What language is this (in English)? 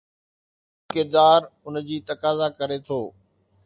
Sindhi